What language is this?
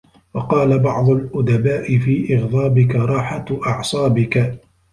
Arabic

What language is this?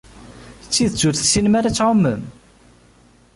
Kabyle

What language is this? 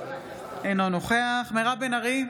Hebrew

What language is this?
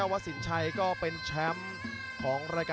Thai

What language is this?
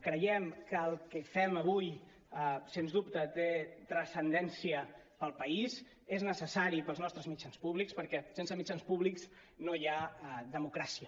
Catalan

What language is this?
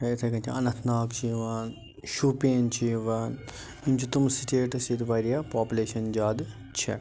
Kashmiri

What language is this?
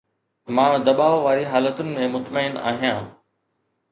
Sindhi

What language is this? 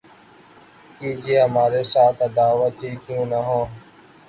Urdu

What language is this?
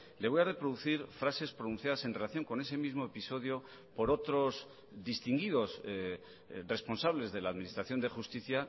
Spanish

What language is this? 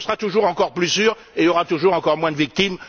French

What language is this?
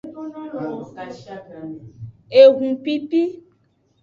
Aja (Benin)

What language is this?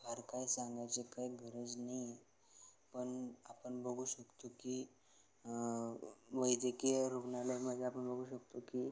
Marathi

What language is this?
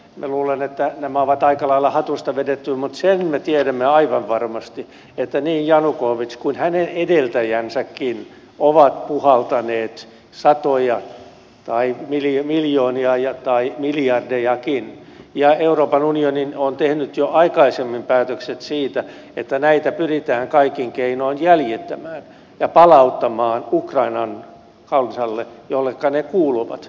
Finnish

